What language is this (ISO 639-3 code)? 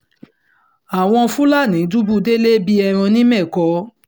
yor